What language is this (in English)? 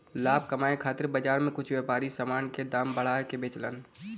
Bhojpuri